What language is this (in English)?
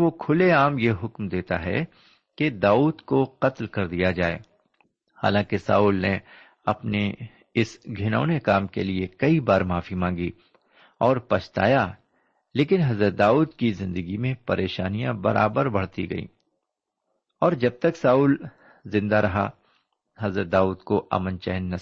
Urdu